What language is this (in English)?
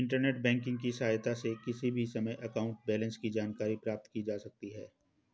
Hindi